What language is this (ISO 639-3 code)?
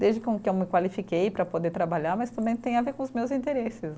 por